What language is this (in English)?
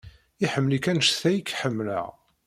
Kabyle